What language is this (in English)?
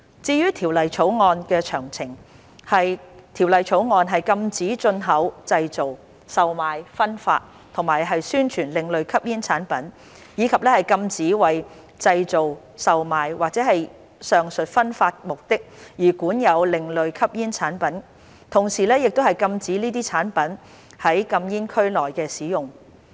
Cantonese